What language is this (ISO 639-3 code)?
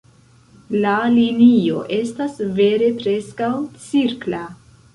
epo